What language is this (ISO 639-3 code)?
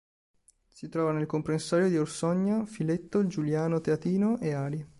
ita